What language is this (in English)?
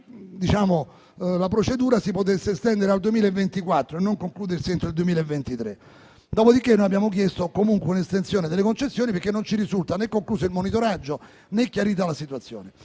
Italian